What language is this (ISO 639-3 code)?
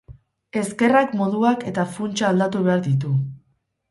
eus